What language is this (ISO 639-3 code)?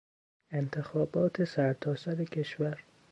fas